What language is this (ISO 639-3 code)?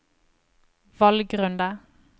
nor